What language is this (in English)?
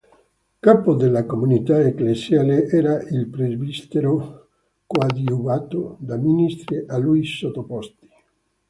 Italian